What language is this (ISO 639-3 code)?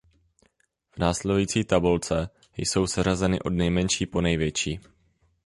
ces